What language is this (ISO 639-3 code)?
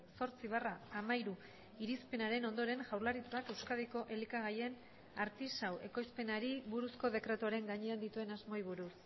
eus